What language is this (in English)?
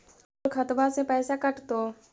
Magahi